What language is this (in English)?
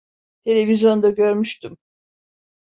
Turkish